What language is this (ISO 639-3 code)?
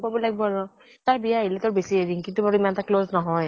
asm